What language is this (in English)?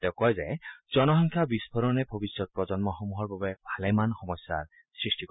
Assamese